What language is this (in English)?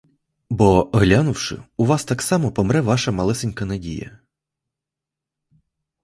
Ukrainian